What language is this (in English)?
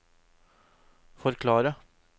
Norwegian